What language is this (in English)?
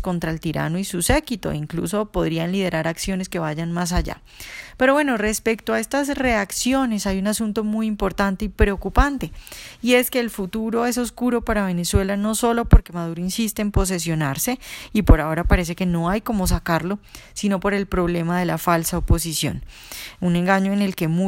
Spanish